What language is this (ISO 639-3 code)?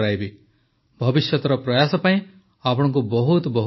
ori